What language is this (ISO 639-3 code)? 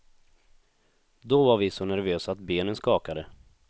swe